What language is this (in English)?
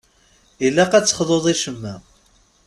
Kabyle